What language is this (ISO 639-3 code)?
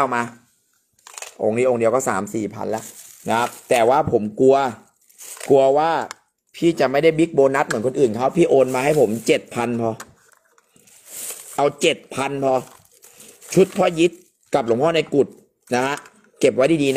tha